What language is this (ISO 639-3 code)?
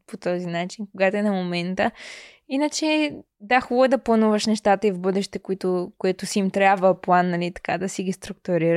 bul